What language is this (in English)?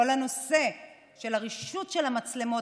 Hebrew